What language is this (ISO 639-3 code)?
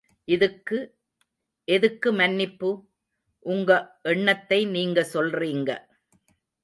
tam